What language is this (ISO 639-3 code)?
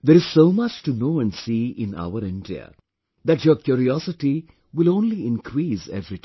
eng